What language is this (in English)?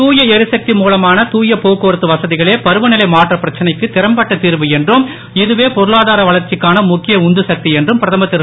Tamil